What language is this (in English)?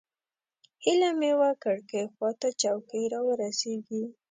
Pashto